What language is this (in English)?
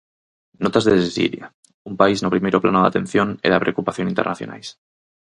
Galician